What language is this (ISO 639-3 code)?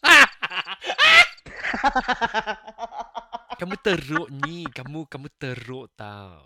msa